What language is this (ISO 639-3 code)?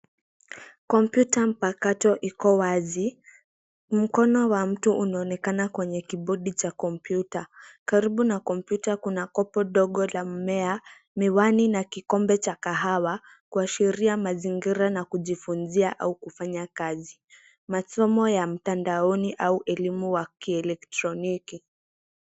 swa